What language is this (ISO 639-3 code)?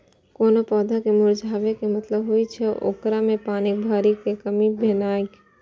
mai